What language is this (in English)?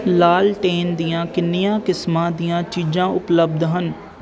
Punjabi